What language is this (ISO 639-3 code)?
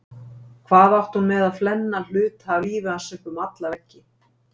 isl